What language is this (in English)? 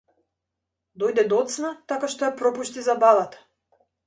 Macedonian